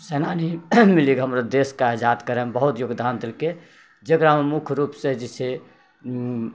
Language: Maithili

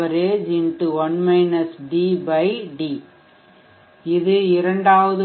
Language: Tamil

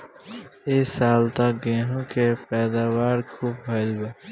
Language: Bhojpuri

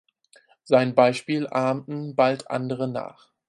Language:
German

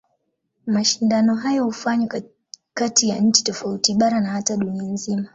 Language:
Swahili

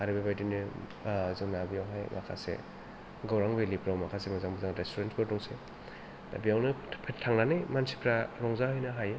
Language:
Bodo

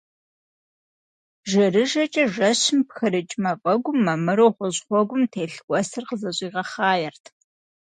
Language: Kabardian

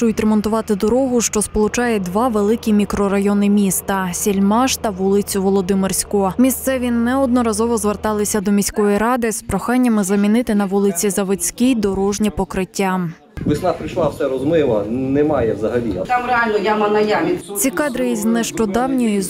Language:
Ukrainian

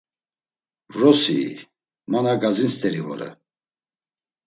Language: Laz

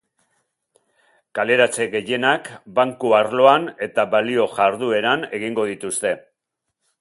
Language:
Basque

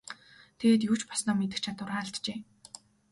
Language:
Mongolian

